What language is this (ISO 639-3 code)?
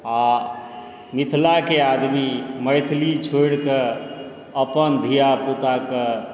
mai